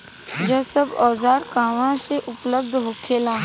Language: Bhojpuri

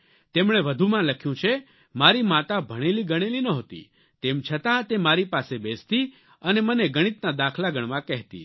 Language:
Gujarati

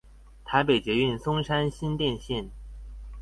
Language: Chinese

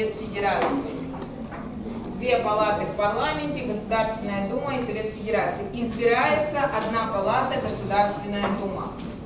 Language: Russian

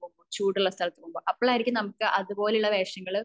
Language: Malayalam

